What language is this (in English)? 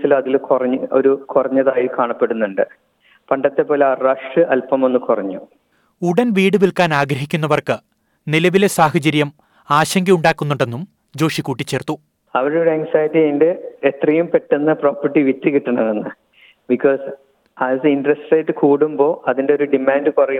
Malayalam